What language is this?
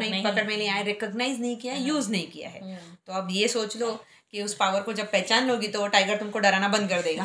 Hindi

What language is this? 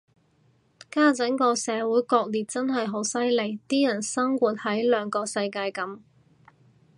Cantonese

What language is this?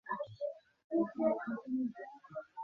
Bangla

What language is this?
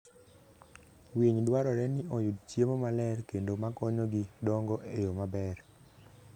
Luo (Kenya and Tanzania)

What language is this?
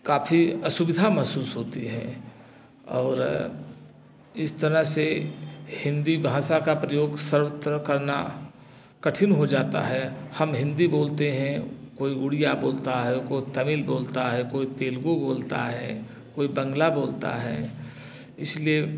Hindi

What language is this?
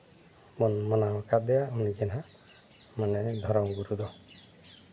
Santali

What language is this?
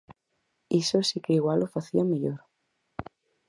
Galician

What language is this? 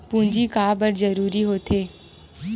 Chhattisgarhi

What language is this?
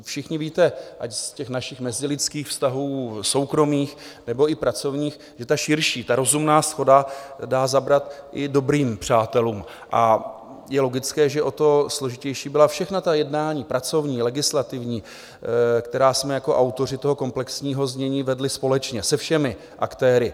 Czech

